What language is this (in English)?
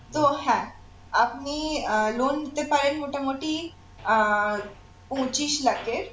Bangla